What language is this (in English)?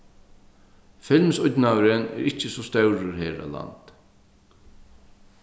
Faroese